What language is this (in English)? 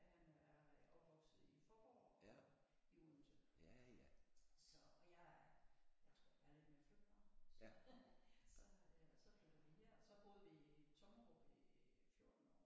Danish